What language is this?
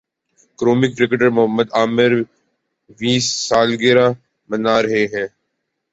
Urdu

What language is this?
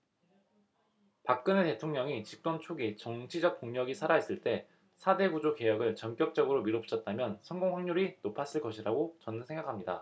Korean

